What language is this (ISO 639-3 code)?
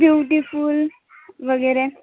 mar